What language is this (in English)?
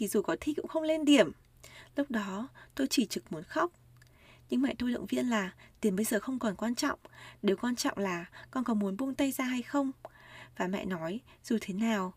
Vietnamese